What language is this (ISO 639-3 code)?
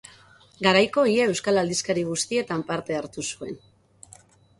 eus